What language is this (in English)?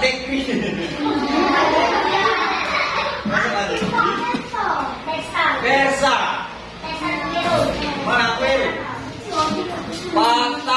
Indonesian